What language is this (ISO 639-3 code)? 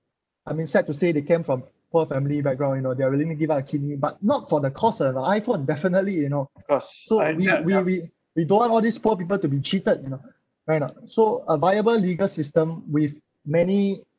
eng